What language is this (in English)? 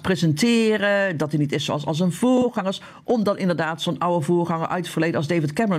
Dutch